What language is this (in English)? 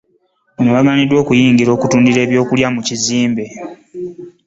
Ganda